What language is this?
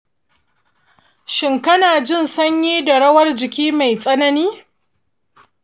Hausa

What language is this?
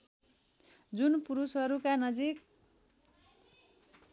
Nepali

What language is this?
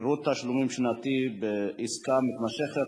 Hebrew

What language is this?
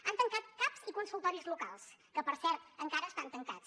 Catalan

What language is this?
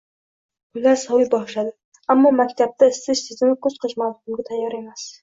Uzbek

